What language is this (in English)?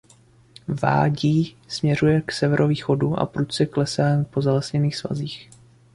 Czech